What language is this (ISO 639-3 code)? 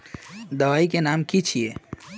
mag